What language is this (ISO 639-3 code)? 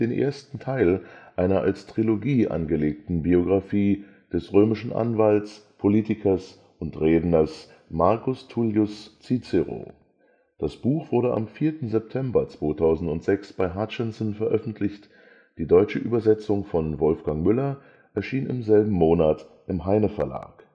deu